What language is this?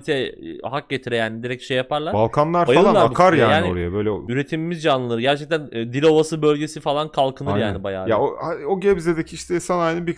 Turkish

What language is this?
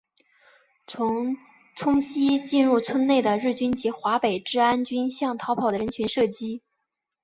Chinese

